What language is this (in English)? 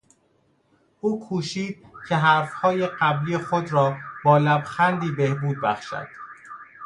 Persian